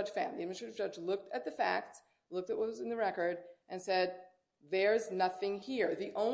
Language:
English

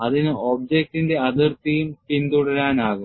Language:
Malayalam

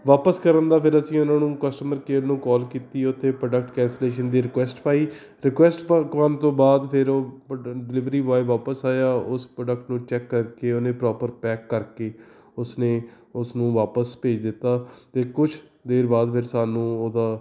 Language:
Punjabi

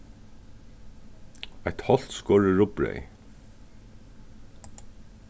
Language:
Faroese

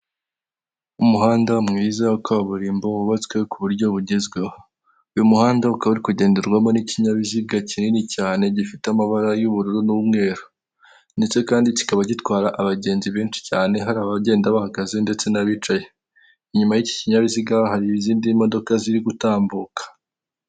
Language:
Kinyarwanda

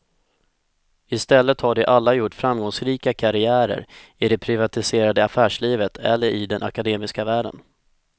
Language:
Swedish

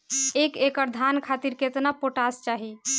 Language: Bhojpuri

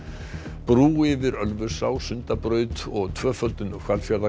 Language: Icelandic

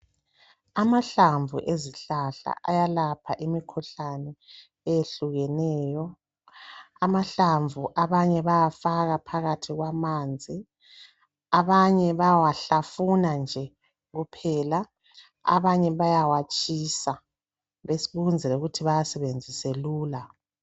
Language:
North Ndebele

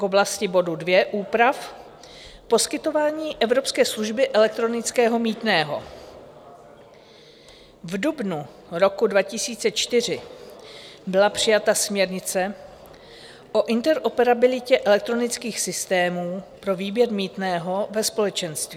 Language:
Czech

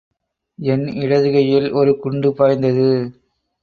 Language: Tamil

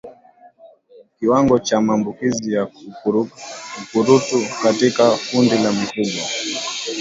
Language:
Swahili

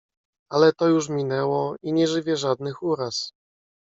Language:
Polish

